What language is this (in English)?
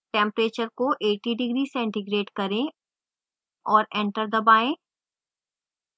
Hindi